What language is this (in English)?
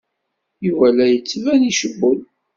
Kabyle